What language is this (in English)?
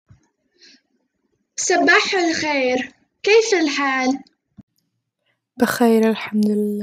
Arabic